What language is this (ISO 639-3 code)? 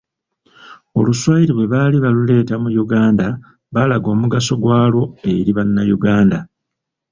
lug